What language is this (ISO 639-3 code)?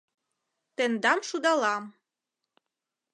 chm